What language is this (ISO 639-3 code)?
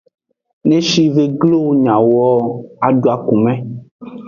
ajg